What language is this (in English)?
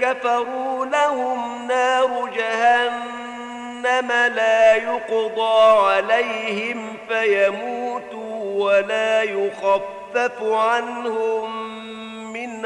Arabic